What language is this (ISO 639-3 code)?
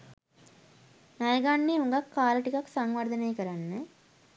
sin